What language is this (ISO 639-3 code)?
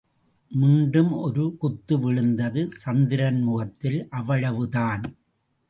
tam